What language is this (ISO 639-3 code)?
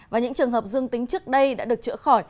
vie